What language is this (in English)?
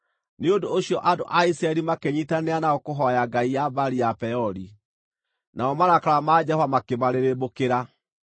Kikuyu